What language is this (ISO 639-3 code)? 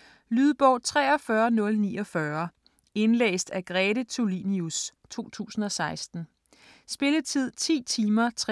dan